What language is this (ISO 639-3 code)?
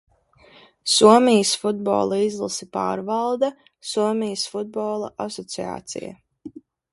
lav